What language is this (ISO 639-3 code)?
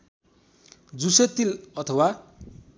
nep